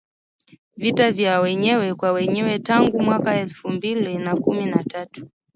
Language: Swahili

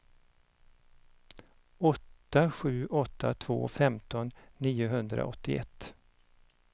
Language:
Swedish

